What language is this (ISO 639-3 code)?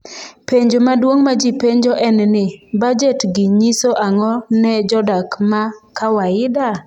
luo